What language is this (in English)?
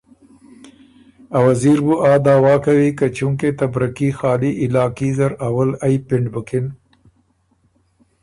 Ormuri